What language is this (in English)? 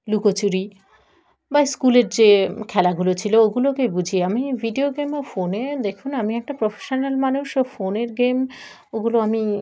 Bangla